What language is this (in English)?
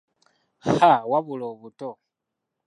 Ganda